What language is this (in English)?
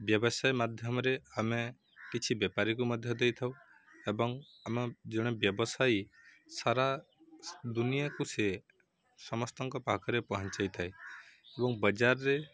Odia